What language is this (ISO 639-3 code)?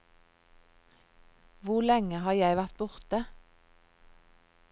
nor